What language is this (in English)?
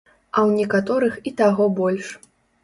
Belarusian